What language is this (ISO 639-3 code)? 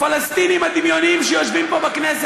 heb